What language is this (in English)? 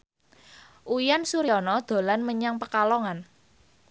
Javanese